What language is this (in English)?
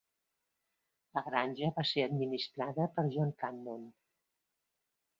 Catalan